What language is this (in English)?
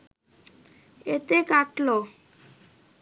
Bangla